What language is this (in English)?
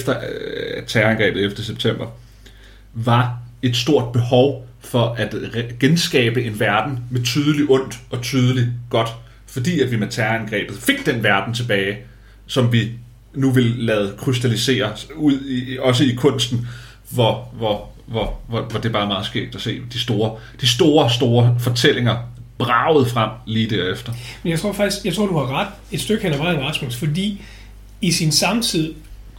Danish